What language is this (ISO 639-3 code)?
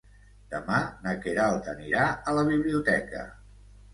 cat